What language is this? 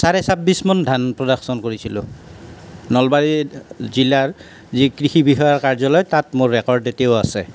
Assamese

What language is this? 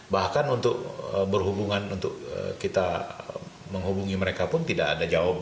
Indonesian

